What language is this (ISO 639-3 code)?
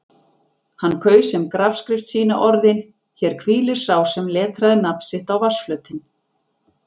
isl